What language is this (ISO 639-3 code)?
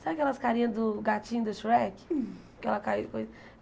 por